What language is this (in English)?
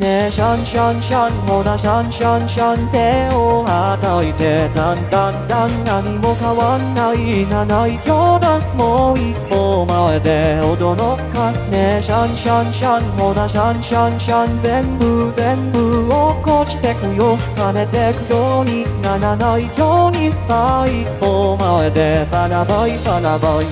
Japanese